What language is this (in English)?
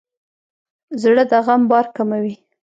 Pashto